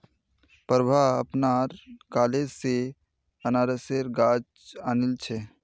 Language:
Magahi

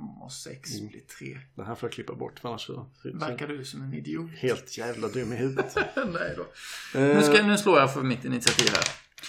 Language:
Swedish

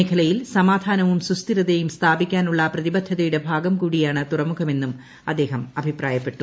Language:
Malayalam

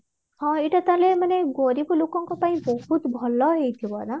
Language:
Odia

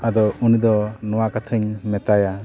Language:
Santali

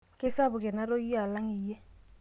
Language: Masai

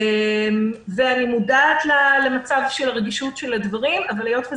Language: Hebrew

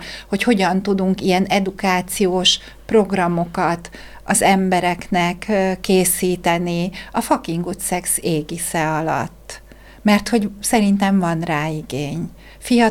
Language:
Hungarian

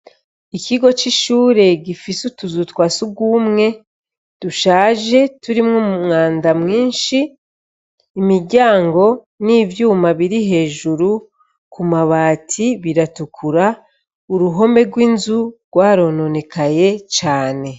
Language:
Rundi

